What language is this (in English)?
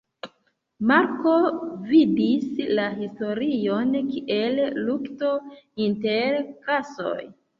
Esperanto